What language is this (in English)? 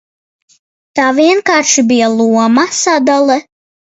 Latvian